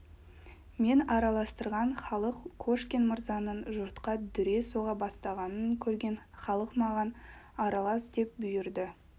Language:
Kazakh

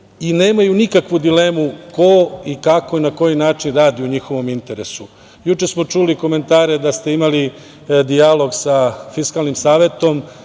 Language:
Serbian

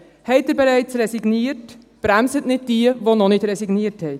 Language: Swiss German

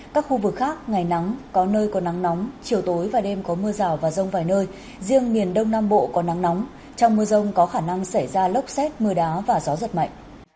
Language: Vietnamese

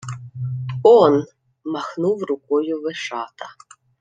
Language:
Ukrainian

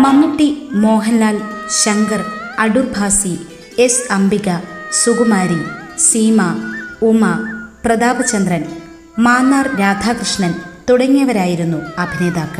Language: Malayalam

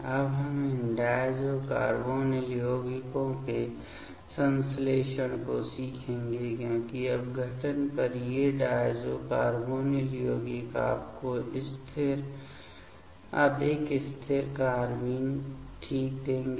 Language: Hindi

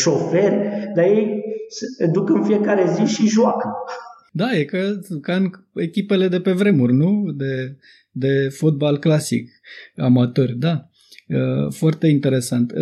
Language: Romanian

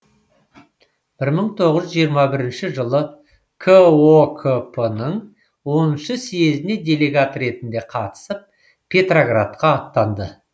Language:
Kazakh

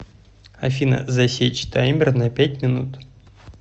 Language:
Russian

